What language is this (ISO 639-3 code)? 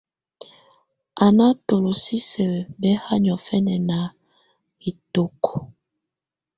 tvu